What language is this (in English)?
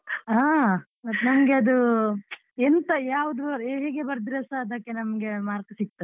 Kannada